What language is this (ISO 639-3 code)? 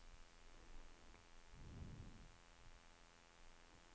swe